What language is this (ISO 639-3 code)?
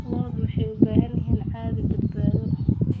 som